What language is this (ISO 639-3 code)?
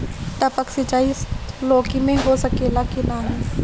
bho